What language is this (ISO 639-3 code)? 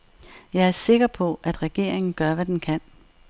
dan